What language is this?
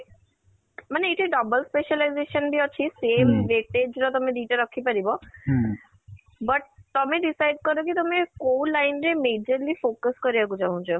Odia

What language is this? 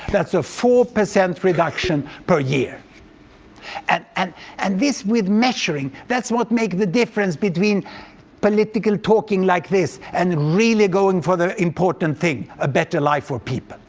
English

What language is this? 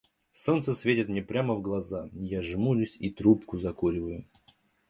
Russian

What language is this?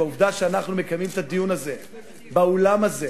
Hebrew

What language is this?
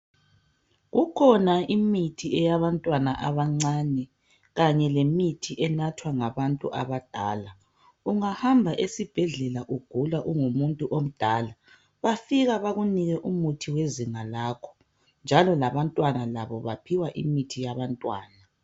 North Ndebele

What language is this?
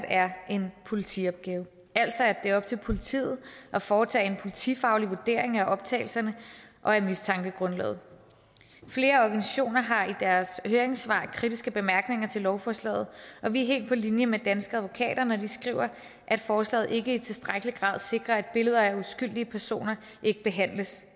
Danish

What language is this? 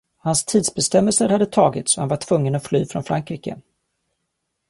Swedish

